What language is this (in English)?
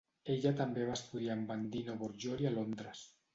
Catalan